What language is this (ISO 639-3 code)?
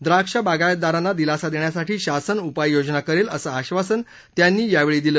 mar